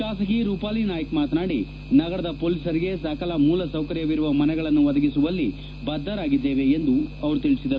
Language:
Kannada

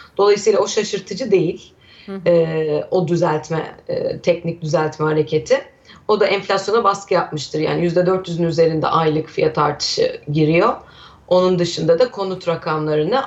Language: Turkish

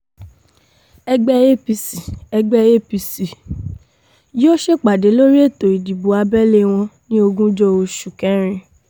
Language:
Yoruba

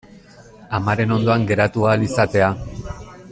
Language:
Basque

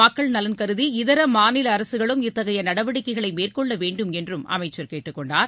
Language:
Tamil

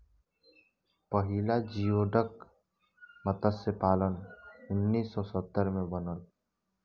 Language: Bhojpuri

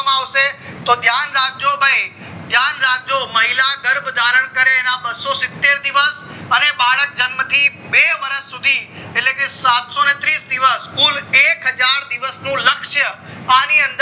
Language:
Gujarati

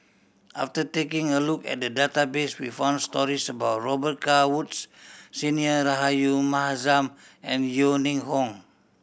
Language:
English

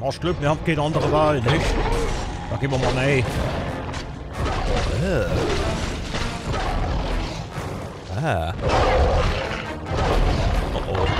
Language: German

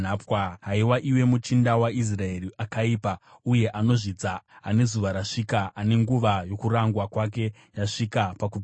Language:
Shona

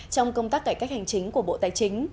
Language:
Vietnamese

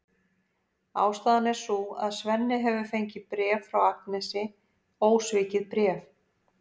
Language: Icelandic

